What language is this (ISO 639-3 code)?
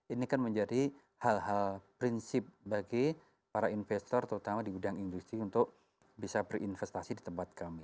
ind